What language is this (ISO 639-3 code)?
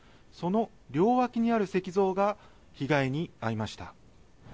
jpn